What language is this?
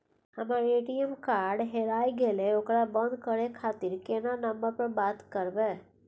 Maithili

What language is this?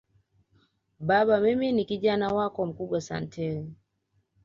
Swahili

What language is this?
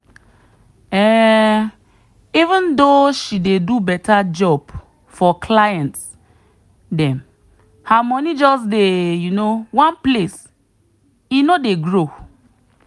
Nigerian Pidgin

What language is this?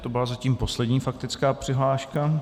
Czech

